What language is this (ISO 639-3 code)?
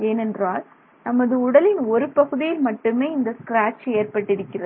tam